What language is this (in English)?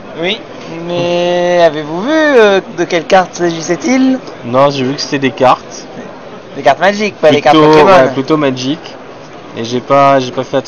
French